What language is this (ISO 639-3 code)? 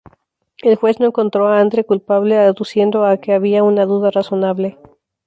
spa